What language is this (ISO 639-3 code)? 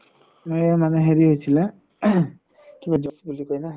asm